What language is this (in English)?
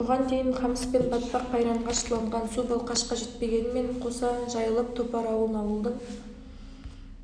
Kazakh